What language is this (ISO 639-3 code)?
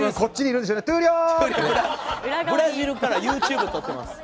jpn